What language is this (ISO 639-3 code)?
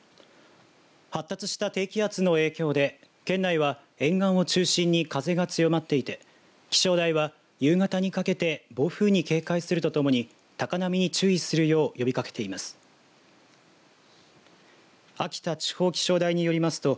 jpn